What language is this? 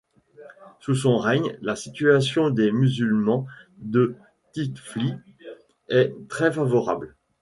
French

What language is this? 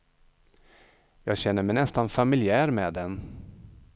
Swedish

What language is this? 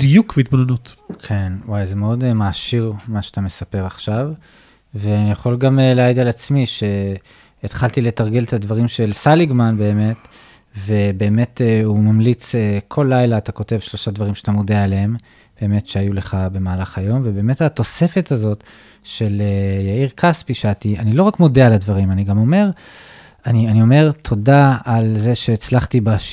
Hebrew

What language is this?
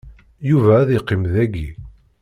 Kabyle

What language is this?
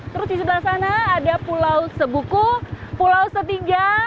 Indonesian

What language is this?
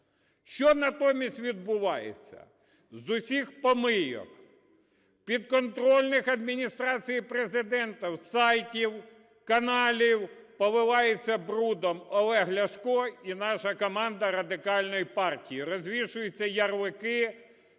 Ukrainian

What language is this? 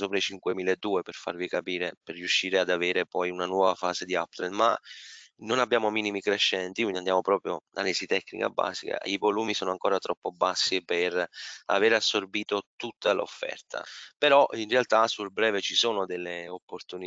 Italian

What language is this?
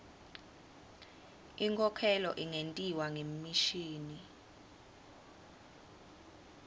Swati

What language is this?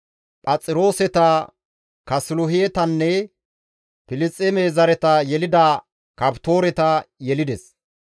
Gamo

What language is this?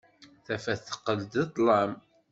Kabyle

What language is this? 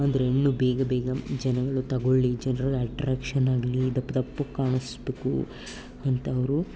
Kannada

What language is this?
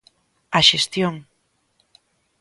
Galician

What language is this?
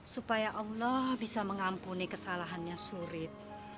Indonesian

